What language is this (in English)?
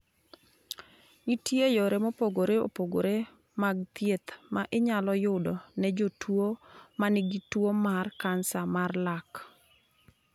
Luo (Kenya and Tanzania)